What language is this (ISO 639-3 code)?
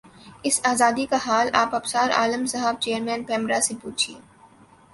urd